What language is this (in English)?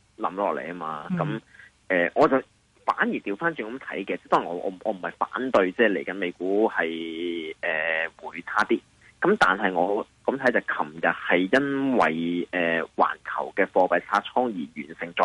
Chinese